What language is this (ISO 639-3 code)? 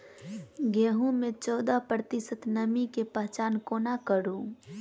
mai